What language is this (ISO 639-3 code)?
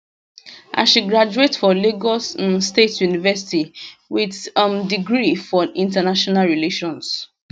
pcm